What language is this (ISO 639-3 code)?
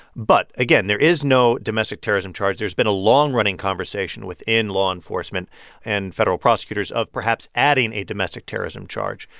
eng